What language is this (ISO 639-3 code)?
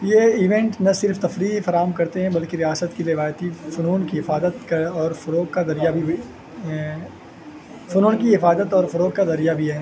urd